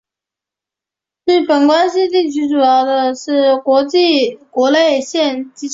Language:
Chinese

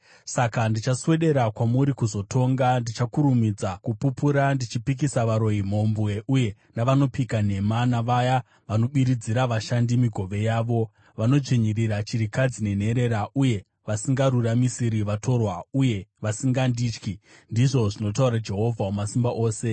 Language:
Shona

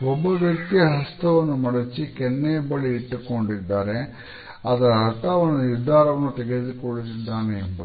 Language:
Kannada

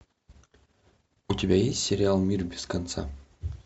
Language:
Russian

